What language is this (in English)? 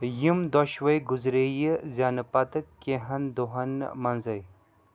Kashmiri